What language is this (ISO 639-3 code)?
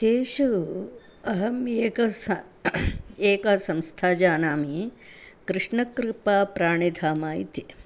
san